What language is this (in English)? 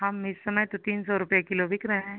Hindi